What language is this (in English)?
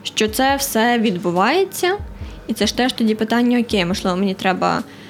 Ukrainian